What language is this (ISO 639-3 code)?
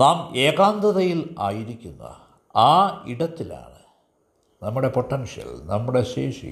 mal